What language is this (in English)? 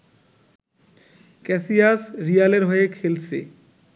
Bangla